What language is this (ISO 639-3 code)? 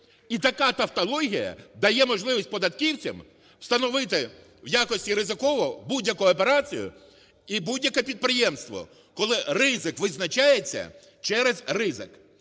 ukr